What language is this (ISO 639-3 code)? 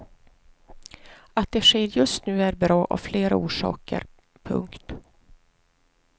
swe